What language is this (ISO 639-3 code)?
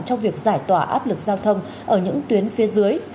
vie